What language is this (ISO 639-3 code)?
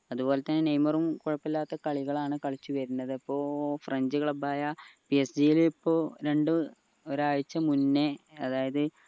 mal